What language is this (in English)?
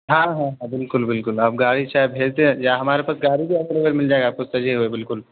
Urdu